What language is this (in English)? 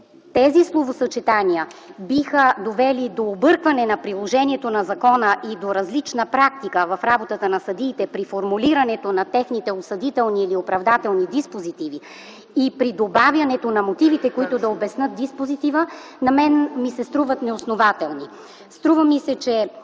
Bulgarian